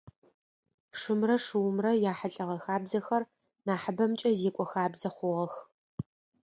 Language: Adyghe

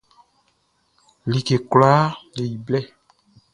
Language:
Baoulé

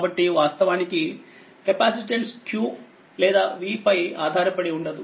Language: Telugu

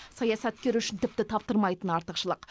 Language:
Kazakh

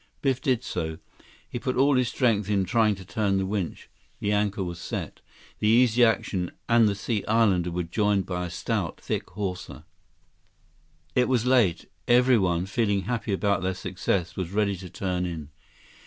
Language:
English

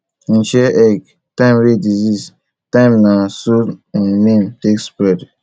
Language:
Nigerian Pidgin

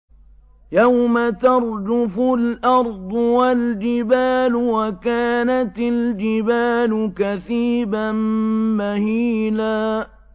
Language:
Arabic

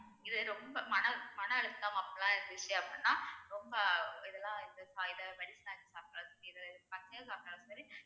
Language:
Tamil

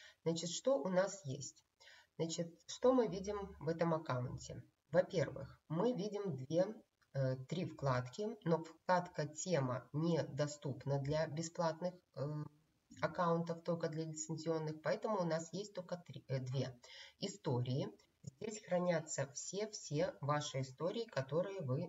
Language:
Russian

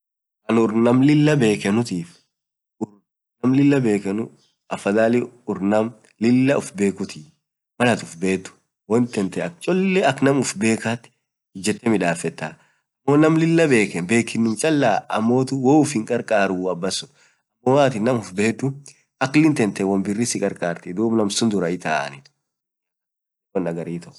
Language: Orma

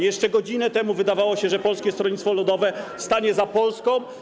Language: Polish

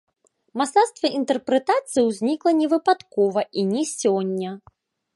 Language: Belarusian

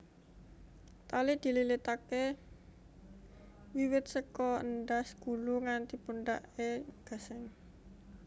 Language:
Javanese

